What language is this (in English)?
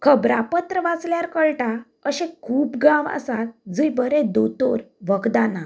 Konkani